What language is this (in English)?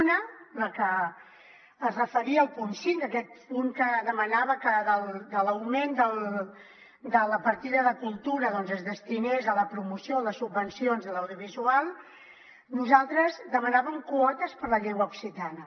Catalan